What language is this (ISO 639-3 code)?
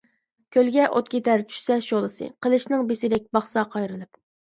uig